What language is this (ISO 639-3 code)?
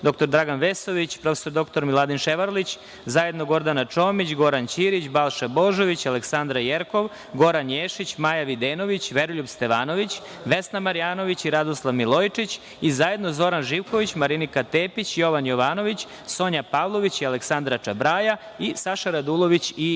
srp